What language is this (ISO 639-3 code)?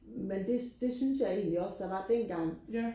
dan